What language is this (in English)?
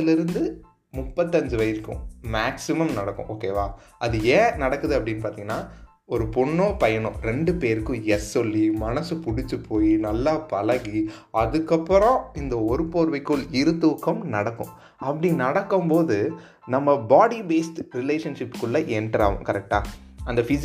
Tamil